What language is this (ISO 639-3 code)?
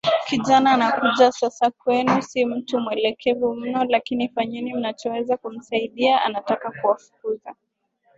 swa